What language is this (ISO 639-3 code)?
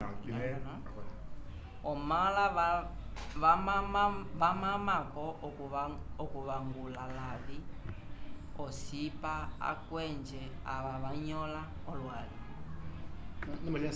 umb